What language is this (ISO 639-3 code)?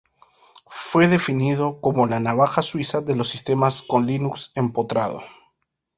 spa